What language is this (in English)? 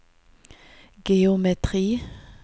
Norwegian